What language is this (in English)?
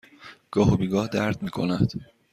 Persian